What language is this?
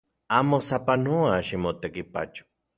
Central Puebla Nahuatl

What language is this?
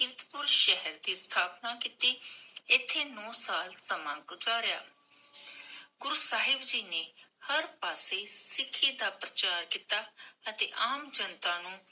Punjabi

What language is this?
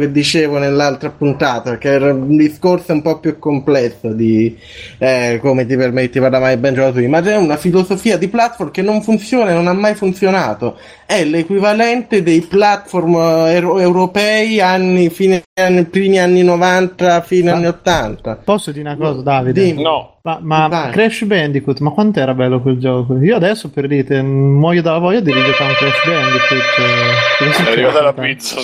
Italian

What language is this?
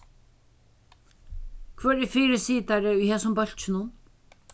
Faroese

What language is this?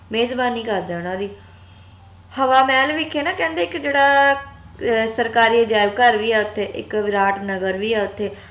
Punjabi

